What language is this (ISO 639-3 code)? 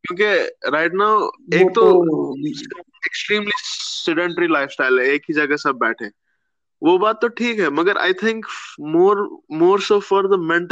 hin